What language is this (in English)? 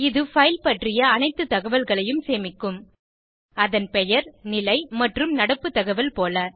Tamil